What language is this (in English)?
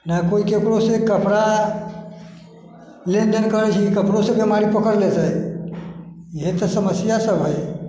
Maithili